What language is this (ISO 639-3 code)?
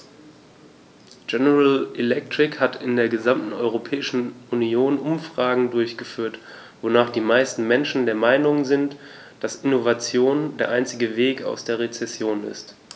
deu